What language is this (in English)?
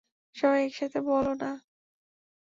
Bangla